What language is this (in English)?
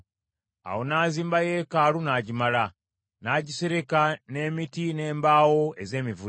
Ganda